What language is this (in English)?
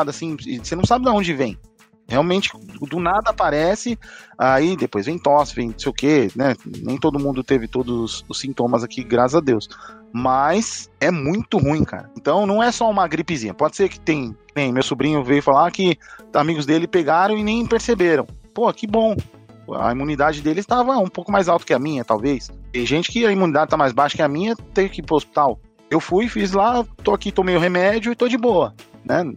Portuguese